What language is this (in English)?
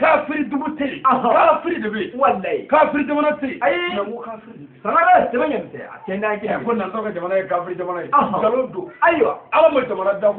Arabic